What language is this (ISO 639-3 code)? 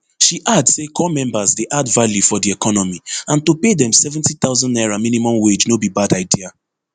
pcm